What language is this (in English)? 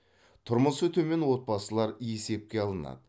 Kazakh